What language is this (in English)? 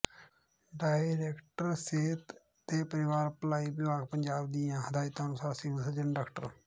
Punjabi